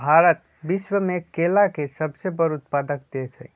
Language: Magahi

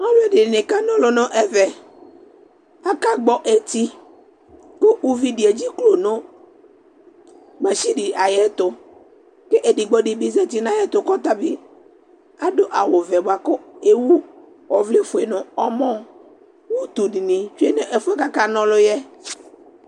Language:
Ikposo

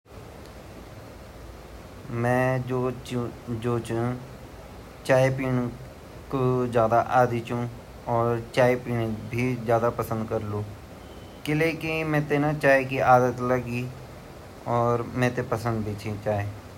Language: Garhwali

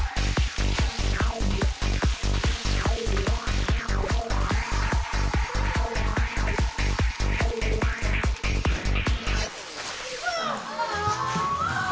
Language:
Icelandic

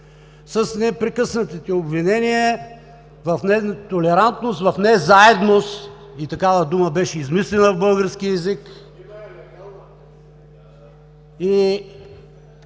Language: Bulgarian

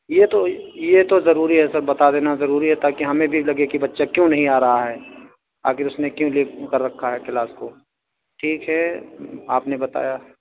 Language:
Urdu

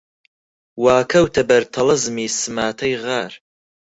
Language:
Central Kurdish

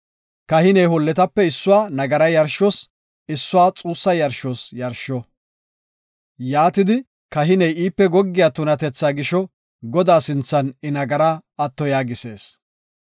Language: Gofa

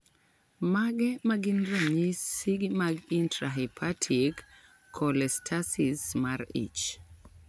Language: Luo (Kenya and Tanzania)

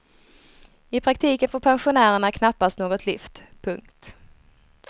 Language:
Swedish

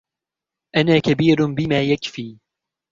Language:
Arabic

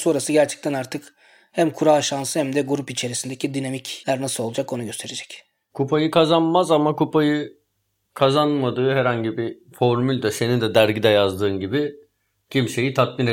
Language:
Turkish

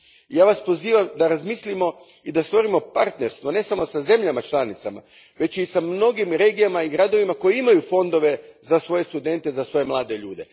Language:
Croatian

